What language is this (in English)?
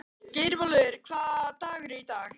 Icelandic